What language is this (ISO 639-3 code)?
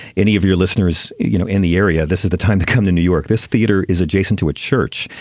eng